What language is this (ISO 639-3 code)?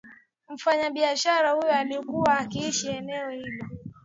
swa